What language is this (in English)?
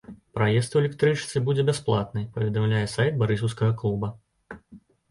Belarusian